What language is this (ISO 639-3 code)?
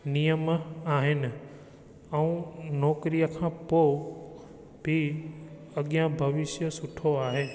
snd